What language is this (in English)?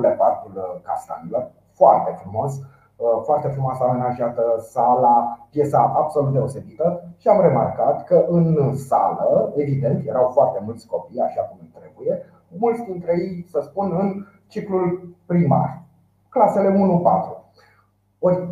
Romanian